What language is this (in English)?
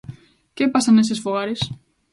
Galician